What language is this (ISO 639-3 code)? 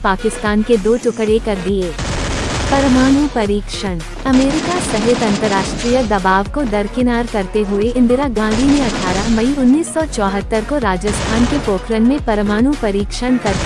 hin